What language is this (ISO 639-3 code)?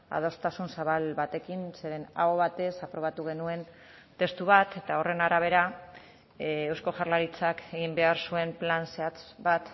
eus